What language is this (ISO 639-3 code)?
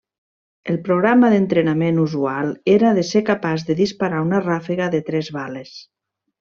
cat